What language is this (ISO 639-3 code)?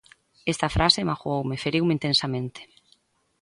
glg